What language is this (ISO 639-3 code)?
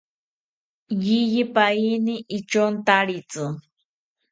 cpy